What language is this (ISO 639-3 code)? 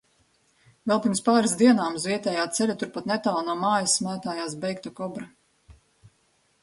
lav